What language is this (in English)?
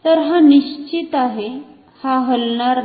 Marathi